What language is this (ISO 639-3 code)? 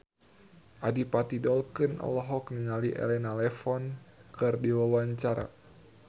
sun